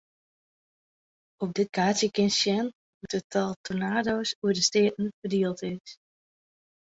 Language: Western Frisian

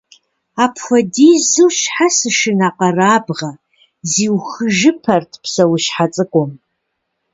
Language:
Kabardian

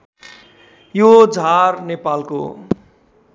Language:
Nepali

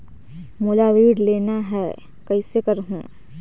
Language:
Chhattisgarhi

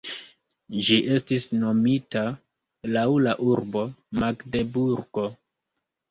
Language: Esperanto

